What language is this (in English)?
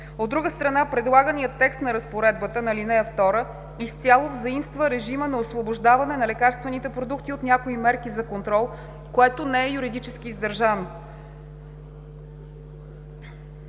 Bulgarian